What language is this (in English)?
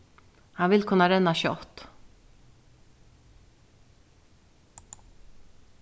Faroese